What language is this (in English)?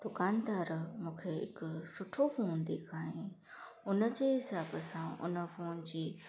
Sindhi